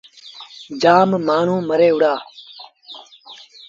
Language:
Sindhi Bhil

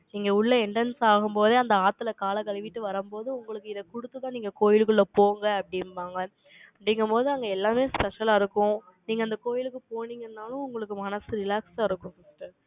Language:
Tamil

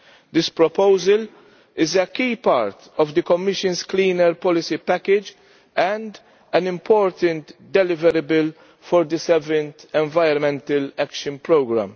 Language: English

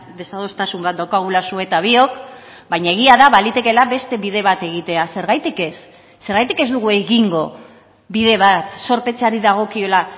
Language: Basque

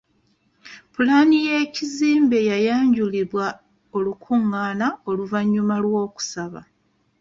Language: Ganda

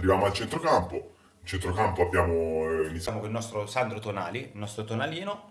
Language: Italian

